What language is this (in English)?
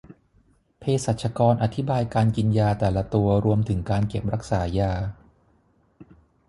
Thai